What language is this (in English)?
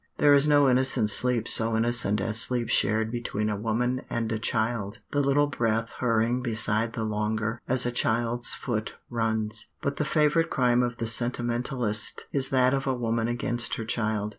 English